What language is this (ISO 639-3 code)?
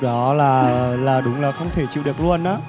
vie